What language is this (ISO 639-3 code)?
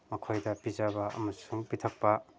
mni